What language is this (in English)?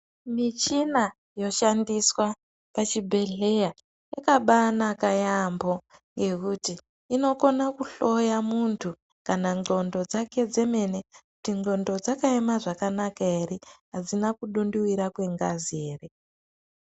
Ndau